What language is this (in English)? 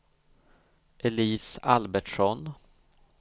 Swedish